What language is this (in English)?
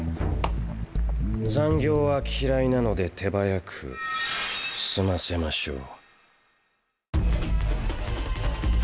Japanese